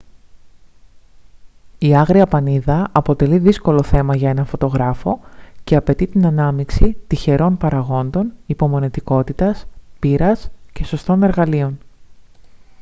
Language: Greek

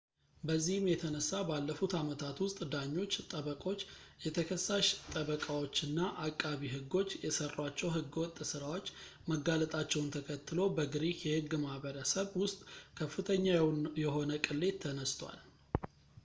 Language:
Amharic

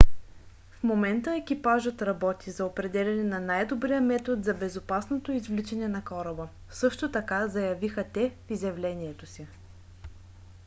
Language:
Bulgarian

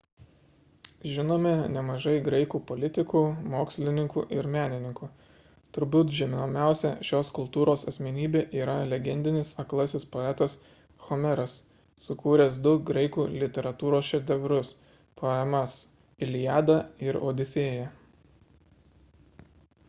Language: Lithuanian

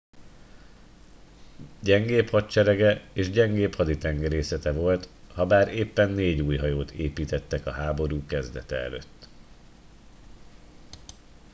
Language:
Hungarian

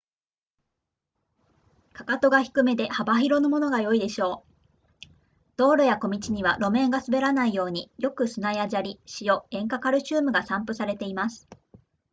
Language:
Japanese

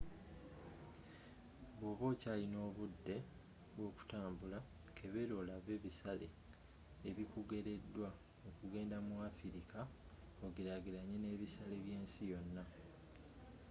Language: Ganda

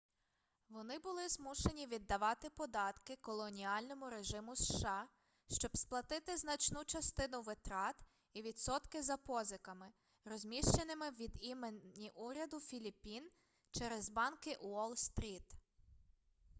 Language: Ukrainian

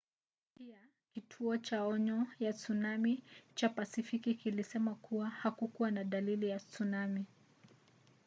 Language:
Swahili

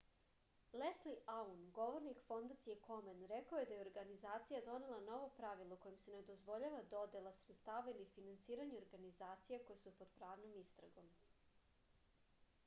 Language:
Serbian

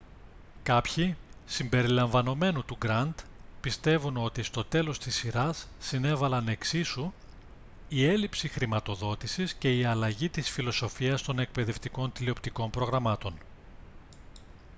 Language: Greek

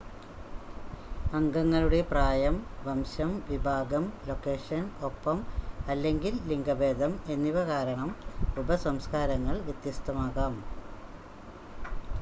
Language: Malayalam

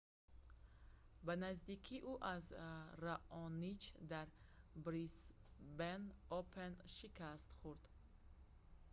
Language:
Tajik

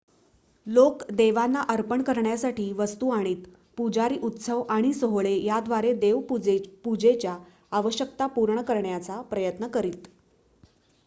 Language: Marathi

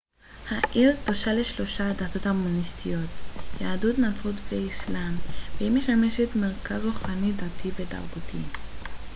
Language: Hebrew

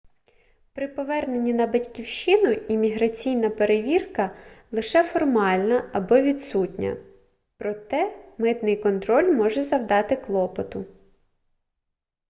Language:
Ukrainian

